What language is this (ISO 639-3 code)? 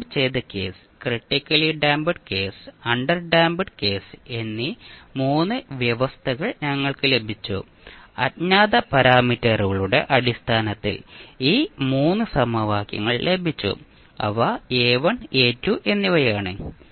mal